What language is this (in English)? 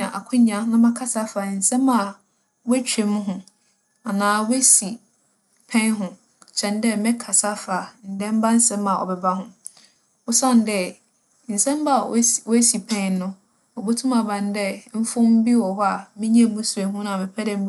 Akan